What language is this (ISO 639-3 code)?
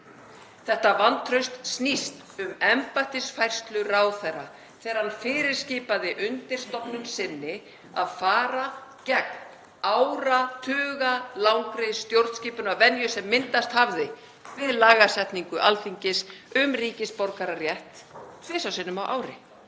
isl